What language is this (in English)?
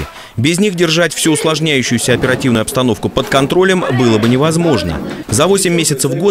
Russian